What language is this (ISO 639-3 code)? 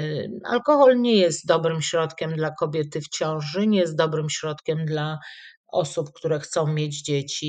pol